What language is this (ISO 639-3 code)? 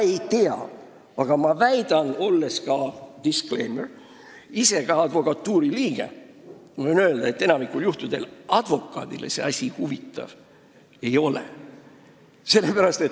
est